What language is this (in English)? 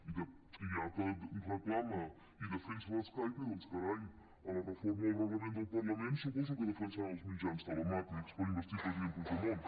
Catalan